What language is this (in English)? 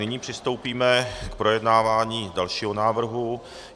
Czech